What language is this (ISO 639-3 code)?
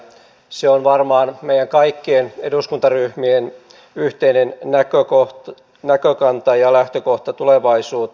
fin